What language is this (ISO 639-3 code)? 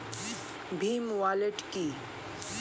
ben